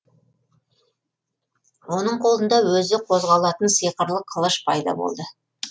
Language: Kazakh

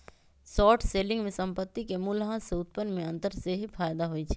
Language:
Magahi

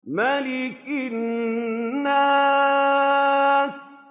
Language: Arabic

